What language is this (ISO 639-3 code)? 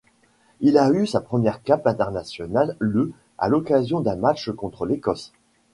fra